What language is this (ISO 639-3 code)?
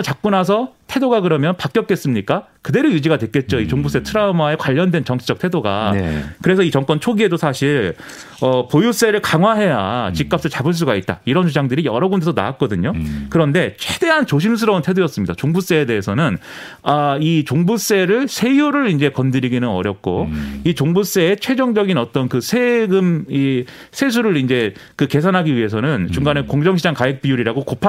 kor